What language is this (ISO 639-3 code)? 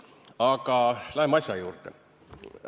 est